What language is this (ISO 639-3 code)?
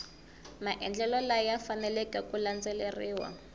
tso